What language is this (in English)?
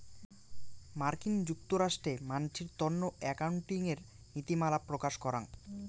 Bangla